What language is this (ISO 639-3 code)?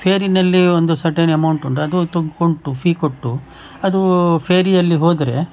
kan